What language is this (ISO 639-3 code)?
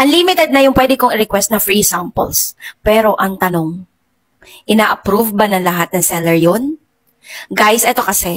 fil